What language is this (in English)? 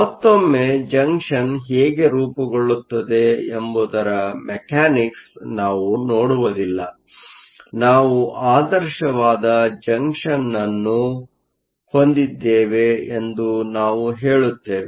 Kannada